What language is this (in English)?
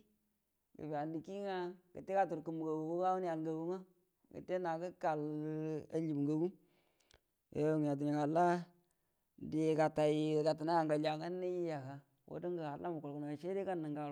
Buduma